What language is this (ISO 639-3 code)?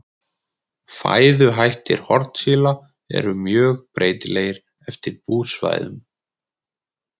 isl